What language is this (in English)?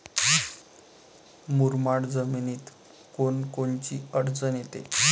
Marathi